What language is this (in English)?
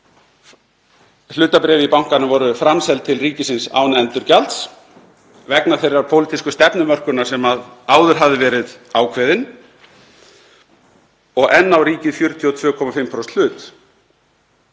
Icelandic